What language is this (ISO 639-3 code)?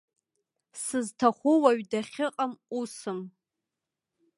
abk